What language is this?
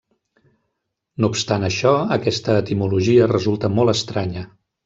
Catalan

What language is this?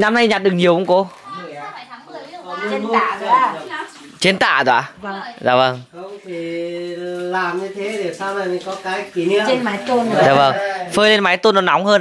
Vietnamese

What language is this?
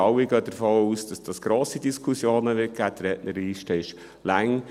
Swiss German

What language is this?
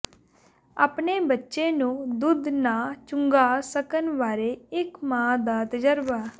Punjabi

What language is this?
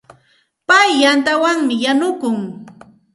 Santa Ana de Tusi Pasco Quechua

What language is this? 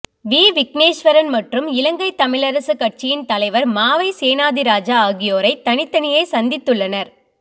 Tamil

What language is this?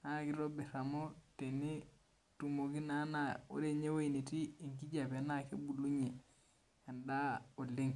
Masai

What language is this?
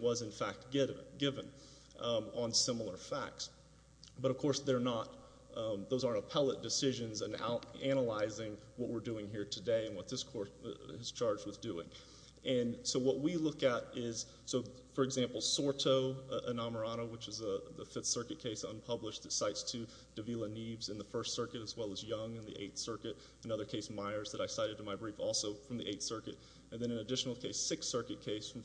English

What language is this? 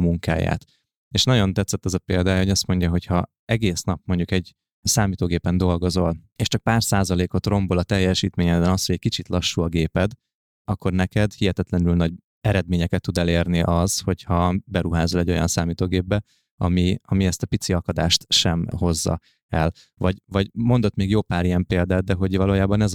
Hungarian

